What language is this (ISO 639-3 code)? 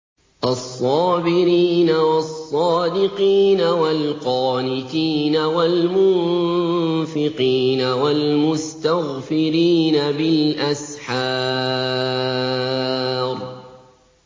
ara